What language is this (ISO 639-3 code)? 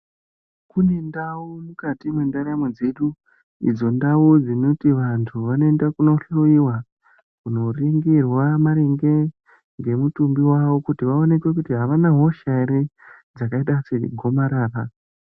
ndc